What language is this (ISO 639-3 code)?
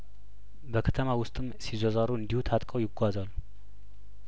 amh